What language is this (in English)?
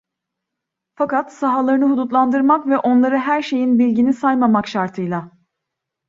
Turkish